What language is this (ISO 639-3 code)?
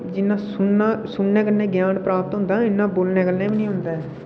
doi